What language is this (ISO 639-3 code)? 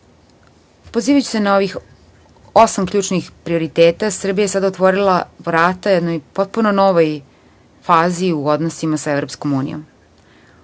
srp